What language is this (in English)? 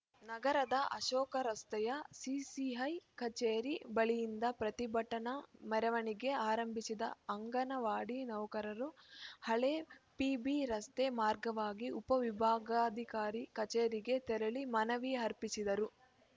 Kannada